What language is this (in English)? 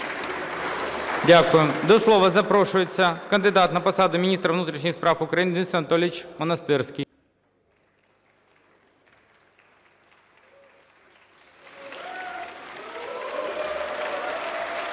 Ukrainian